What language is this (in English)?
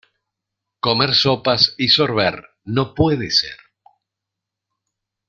Spanish